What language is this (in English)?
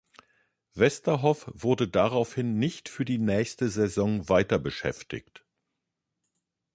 German